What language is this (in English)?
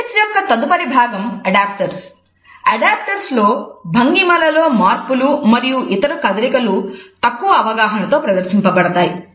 Telugu